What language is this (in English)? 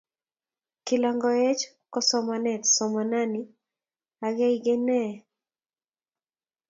Kalenjin